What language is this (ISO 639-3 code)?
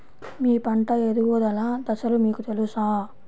tel